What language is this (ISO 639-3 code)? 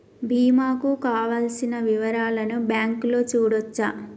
tel